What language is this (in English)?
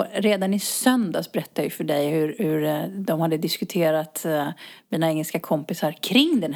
Swedish